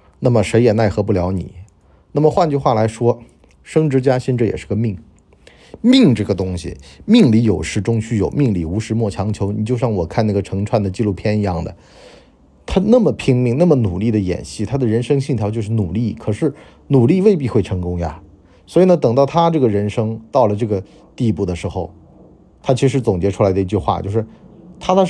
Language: Chinese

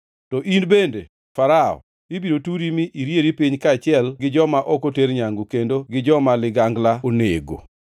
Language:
Luo (Kenya and Tanzania)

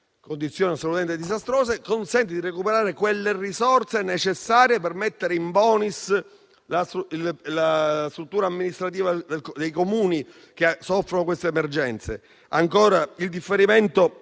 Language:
Italian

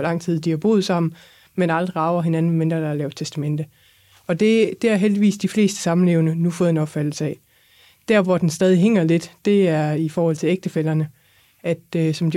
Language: Danish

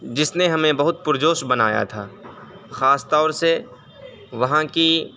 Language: Urdu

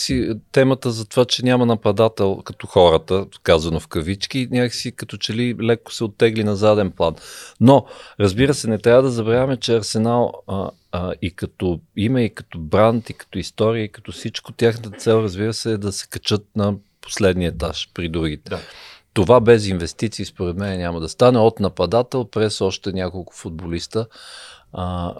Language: Bulgarian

